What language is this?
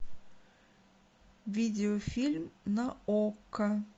Russian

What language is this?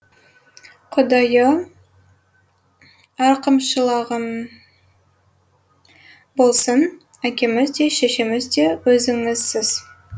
Kazakh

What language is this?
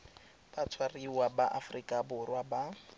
Tswana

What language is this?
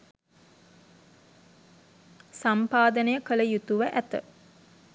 Sinhala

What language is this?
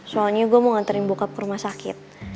Indonesian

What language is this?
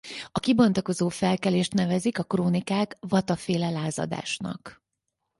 Hungarian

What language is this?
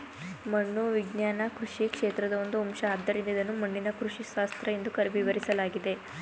Kannada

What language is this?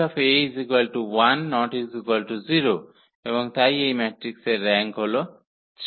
Bangla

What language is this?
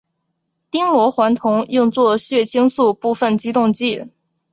Chinese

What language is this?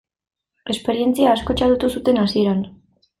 Basque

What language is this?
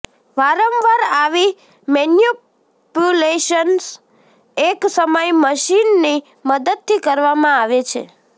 Gujarati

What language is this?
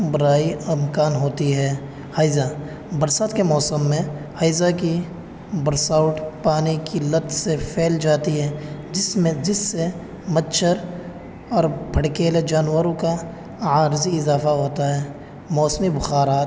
Urdu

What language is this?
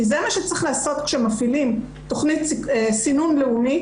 Hebrew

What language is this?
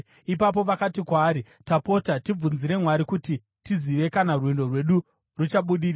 Shona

